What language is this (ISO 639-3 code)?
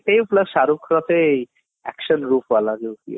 ori